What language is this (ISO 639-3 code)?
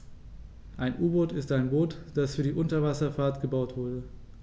deu